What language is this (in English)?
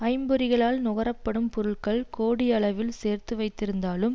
Tamil